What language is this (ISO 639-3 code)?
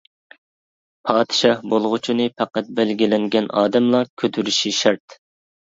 uig